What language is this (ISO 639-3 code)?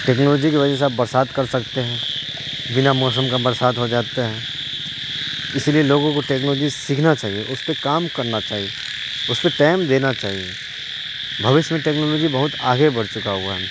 urd